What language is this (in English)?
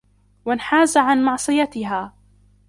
Arabic